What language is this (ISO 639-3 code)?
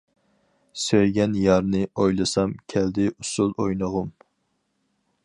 uig